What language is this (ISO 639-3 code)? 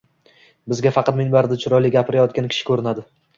uzb